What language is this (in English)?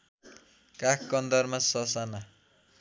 Nepali